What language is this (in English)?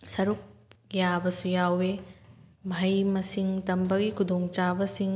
Manipuri